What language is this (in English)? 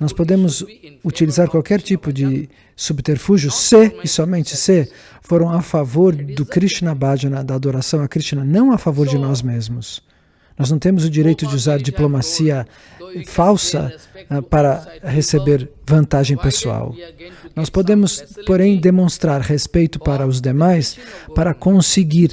Portuguese